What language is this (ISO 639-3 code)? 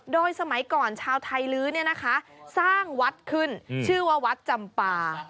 tha